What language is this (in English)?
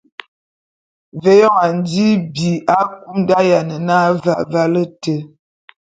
Bulu